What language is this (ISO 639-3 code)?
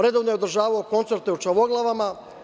srp